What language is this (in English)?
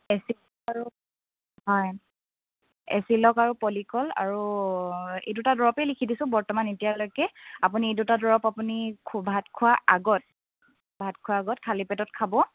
Assamese